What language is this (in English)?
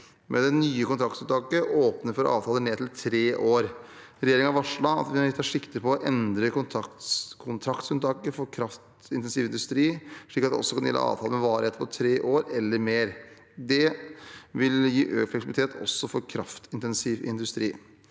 Norwegian